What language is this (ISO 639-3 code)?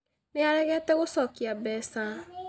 kik